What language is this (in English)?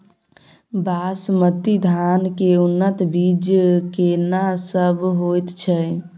Maithili